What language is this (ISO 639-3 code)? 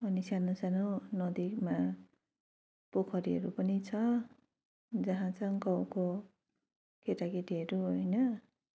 nep